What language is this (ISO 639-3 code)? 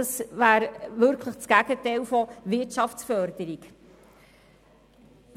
gsw